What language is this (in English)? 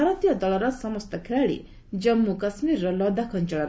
Odia